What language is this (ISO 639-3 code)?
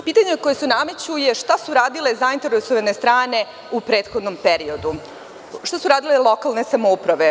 srp